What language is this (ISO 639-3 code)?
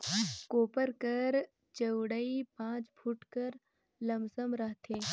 hne